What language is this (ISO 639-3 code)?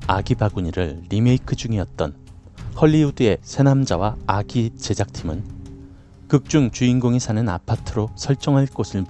kor